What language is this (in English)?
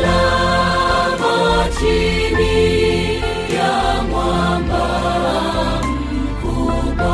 Swahili